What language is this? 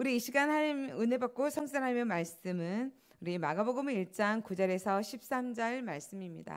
Korean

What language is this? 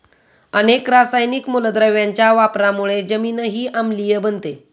Marathi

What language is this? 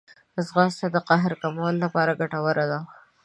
Pashto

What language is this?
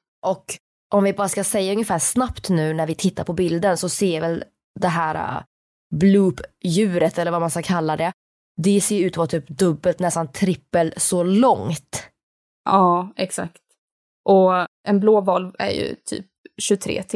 Swedish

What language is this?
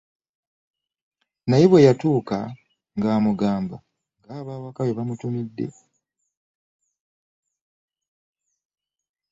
Ganda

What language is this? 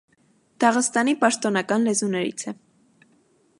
Armenian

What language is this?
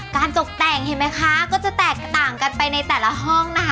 Thai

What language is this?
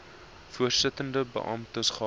Afrikaans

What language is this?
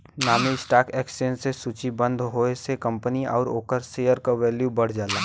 Bhojpuri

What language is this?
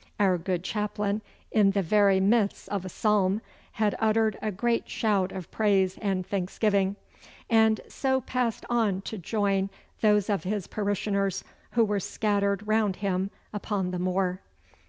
English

